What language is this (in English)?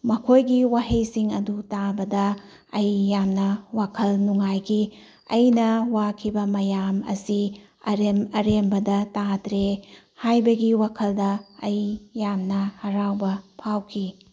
Manipuri